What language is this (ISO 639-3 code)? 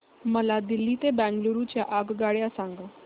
mar